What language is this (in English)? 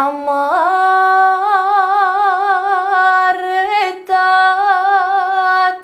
Romanian